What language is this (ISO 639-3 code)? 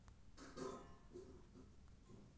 mai